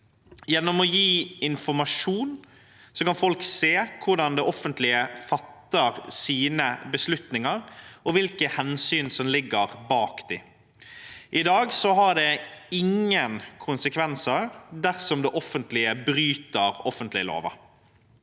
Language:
Norwegian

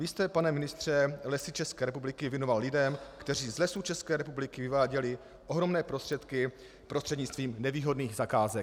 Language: Czech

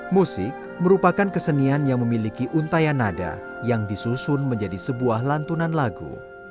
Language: Indonesian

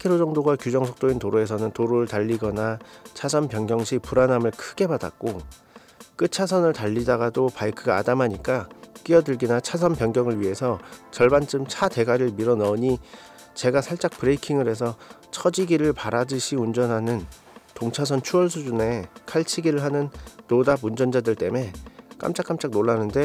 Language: Korean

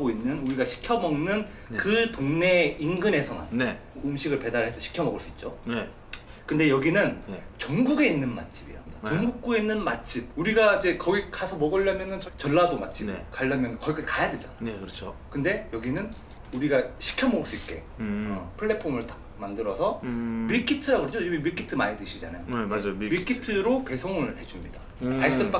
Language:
Korean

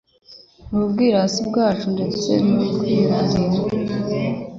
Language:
Kinyarwanda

